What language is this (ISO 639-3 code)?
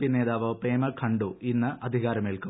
mal